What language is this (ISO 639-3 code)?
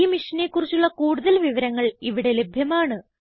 mal